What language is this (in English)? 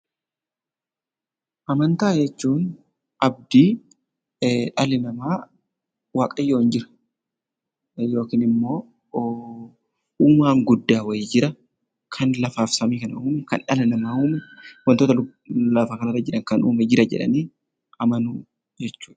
Oromo